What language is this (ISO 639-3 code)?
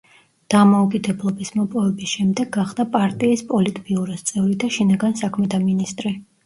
kat